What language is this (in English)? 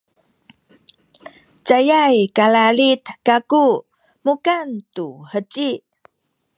Sakizaya